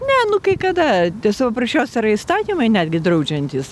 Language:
Lithuanian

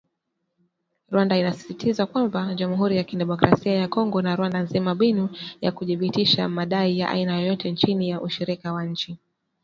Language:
Swahili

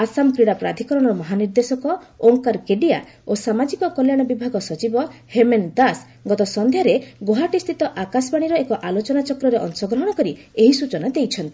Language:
Odia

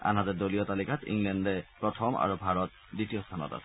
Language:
Assamese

